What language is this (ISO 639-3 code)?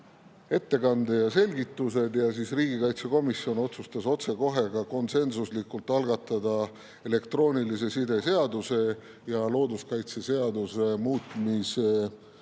est